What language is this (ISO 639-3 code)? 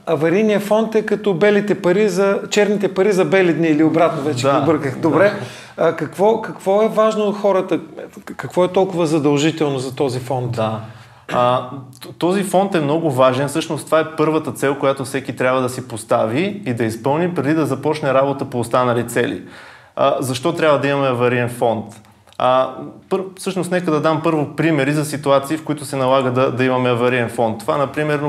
bul